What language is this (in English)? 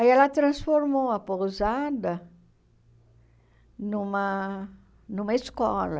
Portuguese